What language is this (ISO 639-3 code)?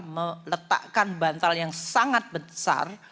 ind